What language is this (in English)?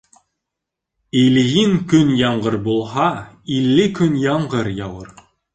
Bashkir